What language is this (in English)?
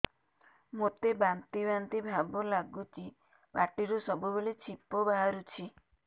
Odia